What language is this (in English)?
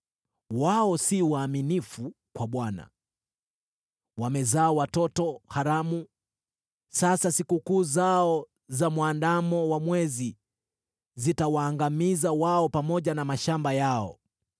Swahili